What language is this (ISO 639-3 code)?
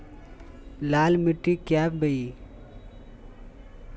mag